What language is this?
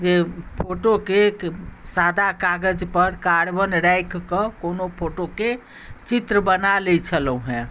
Maithili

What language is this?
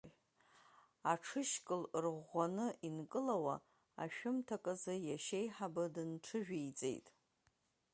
Abkhazian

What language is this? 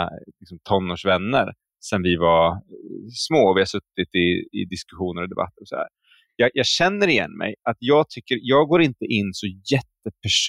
Swedish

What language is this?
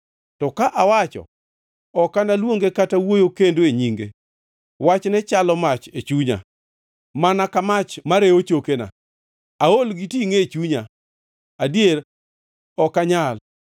Luo (Kenya and Tanzania)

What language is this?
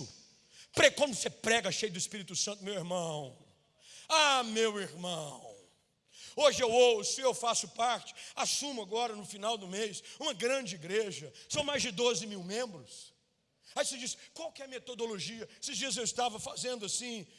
Portuguese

